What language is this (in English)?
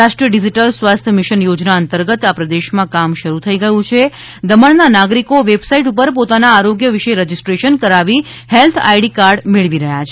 Gujarati